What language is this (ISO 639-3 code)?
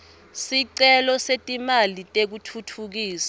ssw